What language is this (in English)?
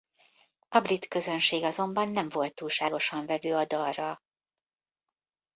Hungarian